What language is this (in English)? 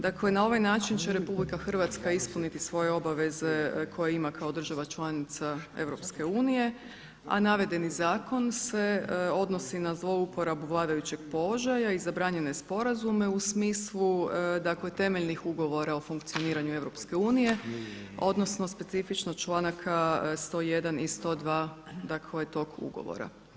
Croatian